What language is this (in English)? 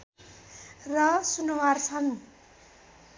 Nepali